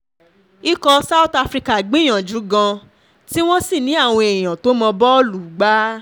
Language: Yoruba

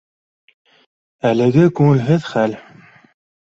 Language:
Bashkir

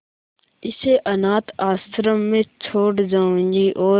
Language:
Hindi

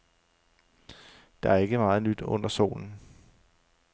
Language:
Danish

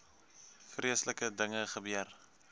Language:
Afrikaans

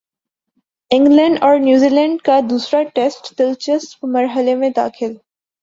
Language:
Urdu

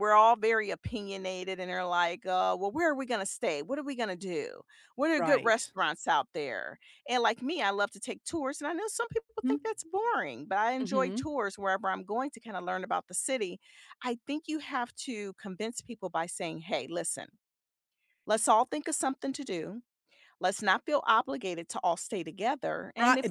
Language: English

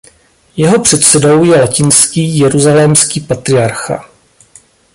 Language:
Czech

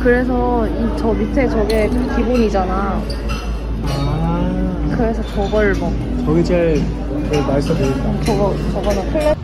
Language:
Korean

